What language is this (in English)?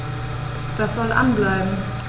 German